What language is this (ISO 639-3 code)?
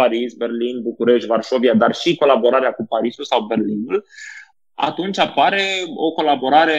ron